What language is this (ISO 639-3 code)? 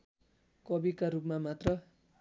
nep